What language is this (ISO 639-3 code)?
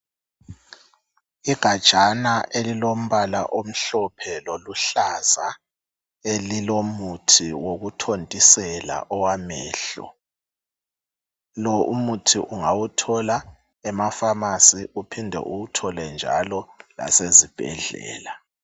nde